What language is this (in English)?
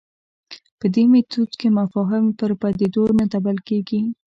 Pashto